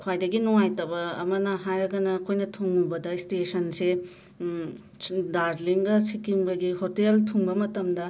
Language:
Manipuri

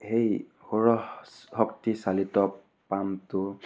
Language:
Assamese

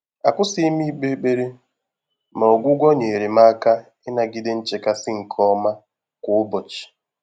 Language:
Igbo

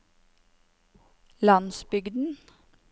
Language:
Norwegian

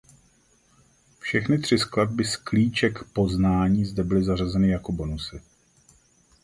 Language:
Czech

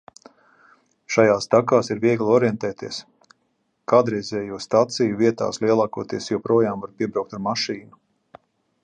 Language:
Latvian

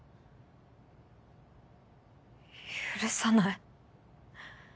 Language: Japanese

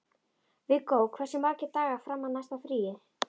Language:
Icelandic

